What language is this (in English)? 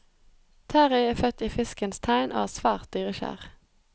Norwegian